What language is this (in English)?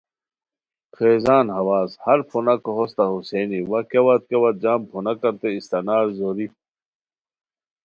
Khowar